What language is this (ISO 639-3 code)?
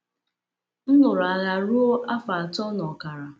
ibo